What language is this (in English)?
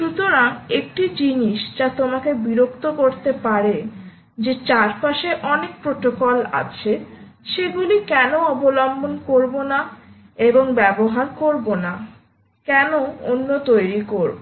Bangla